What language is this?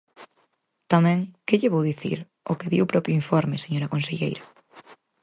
Galician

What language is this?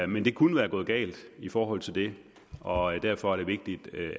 Danish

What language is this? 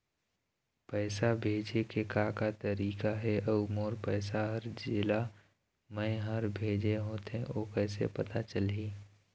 Chhattisgarhi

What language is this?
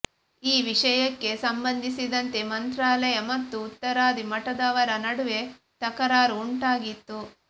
Kannada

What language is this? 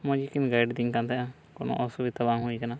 Santali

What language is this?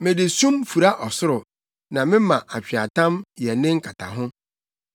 Akan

